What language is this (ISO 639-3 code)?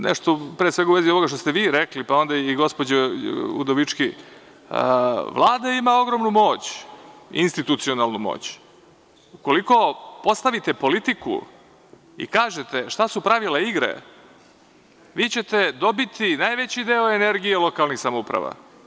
srp